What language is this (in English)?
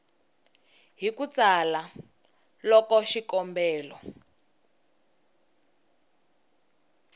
Tsonga